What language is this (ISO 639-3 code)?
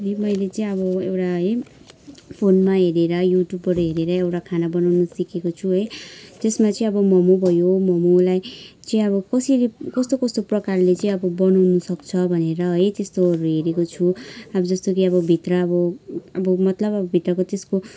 nep